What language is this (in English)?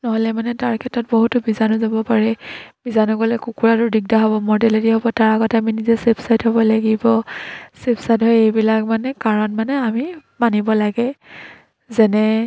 Assamese